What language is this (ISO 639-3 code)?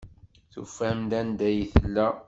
kab